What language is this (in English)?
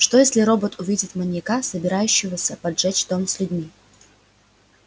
Russian